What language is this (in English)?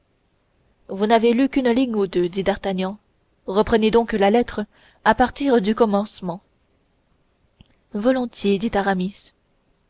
French